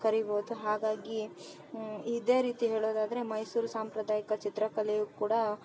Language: Kannada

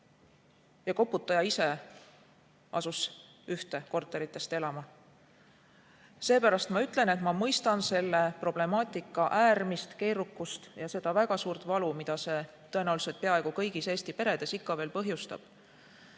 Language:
Estonian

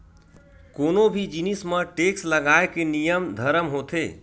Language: Chhattisgarhi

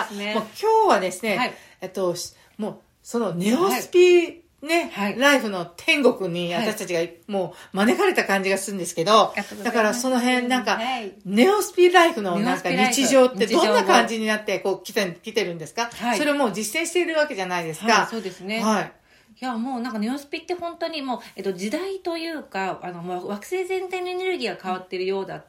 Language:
Japanese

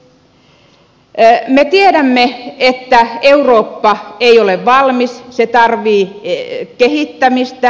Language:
Finnish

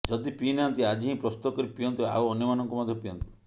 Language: Odia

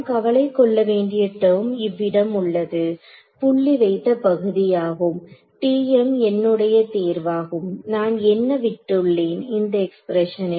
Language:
Tamil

